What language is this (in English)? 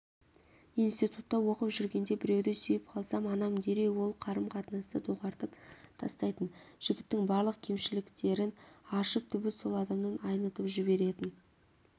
Kazakh